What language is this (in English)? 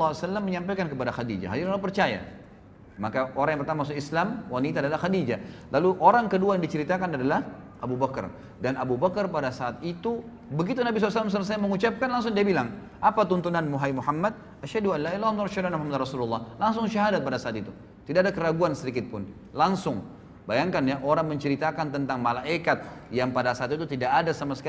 Indonesian